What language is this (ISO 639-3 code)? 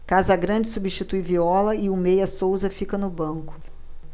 por